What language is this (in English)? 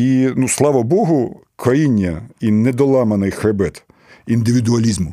Ukrainian